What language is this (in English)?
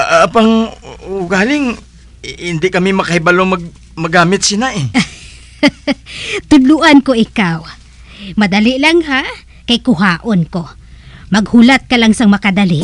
Filipino